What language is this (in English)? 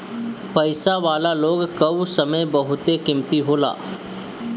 Bhojpuri